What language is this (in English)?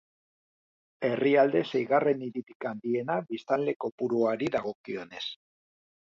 Basque